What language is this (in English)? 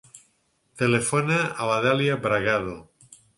Catalan